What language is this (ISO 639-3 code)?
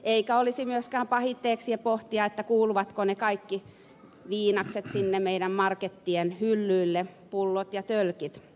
fin